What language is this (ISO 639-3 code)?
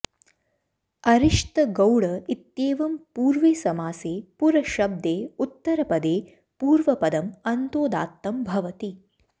san